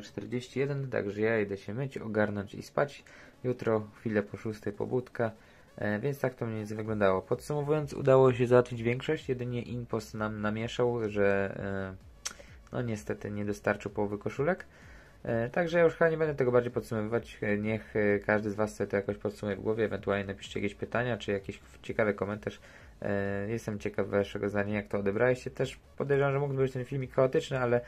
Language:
Polish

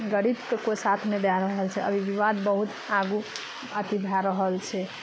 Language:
Maithili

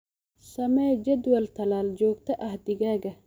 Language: Somali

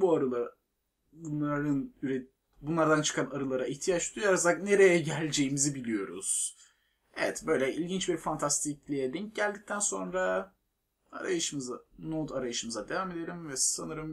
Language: Turkish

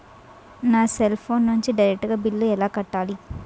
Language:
Telugu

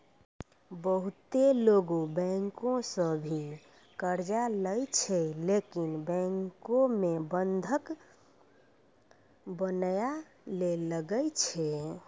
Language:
Maithili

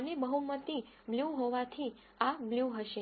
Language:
Gujarati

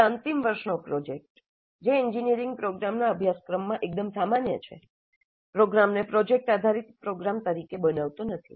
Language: Gujarati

